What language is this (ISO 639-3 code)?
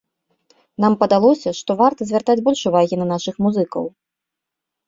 bel